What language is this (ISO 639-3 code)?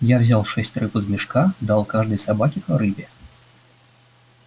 rus